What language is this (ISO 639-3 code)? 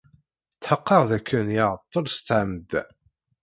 kab